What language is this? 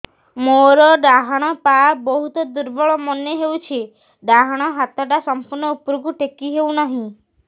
Odia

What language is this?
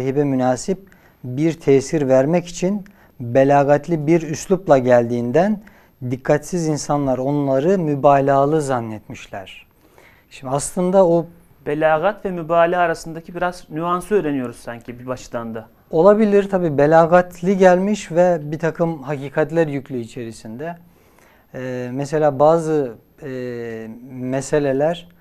Turkish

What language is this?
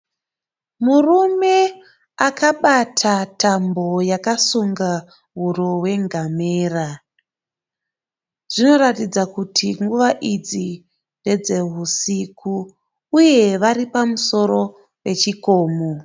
Shona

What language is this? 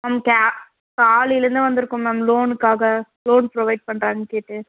Tamil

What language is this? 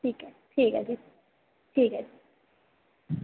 Dogri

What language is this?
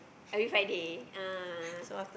English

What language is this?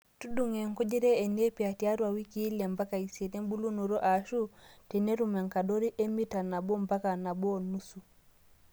Masai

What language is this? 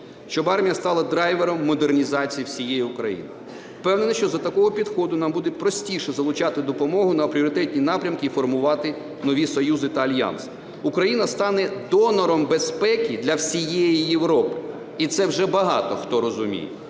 Ukrainian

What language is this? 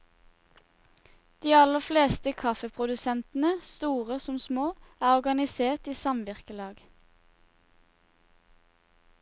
Norwegian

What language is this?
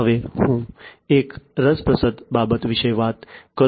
Gujarati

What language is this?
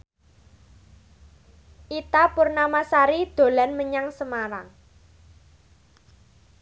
Javanese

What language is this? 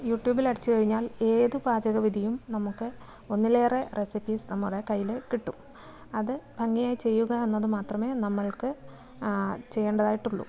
Malayalam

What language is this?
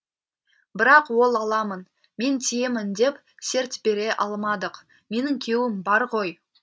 Kazakh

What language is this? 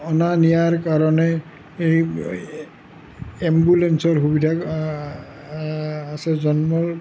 Assamese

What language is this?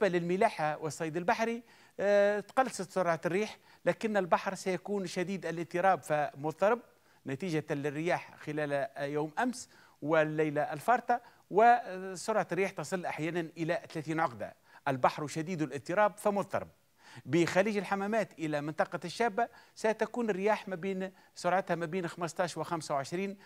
Arabic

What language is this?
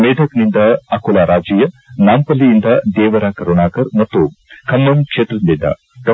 Kannada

